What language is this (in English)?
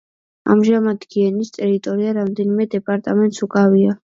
Georgian